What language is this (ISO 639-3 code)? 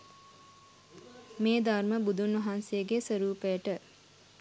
sin